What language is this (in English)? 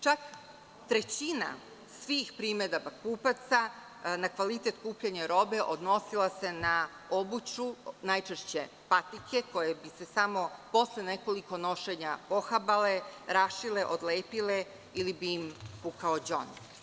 Serbian